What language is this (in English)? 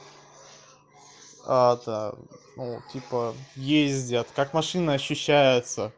Russian